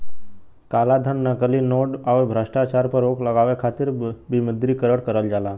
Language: Bhojpuri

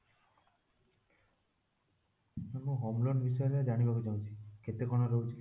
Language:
Odia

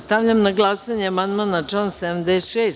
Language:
Serbian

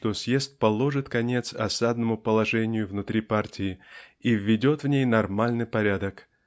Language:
Russian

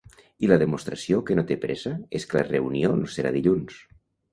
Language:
Catalan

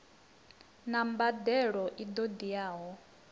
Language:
Venda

